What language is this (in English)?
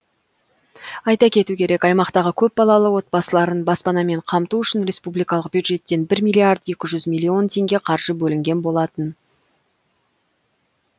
Kazakh